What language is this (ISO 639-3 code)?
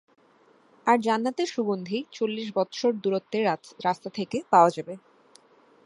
ben